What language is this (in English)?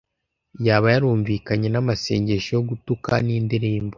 Kinyarwanda